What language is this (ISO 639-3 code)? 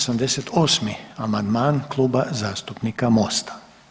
hrv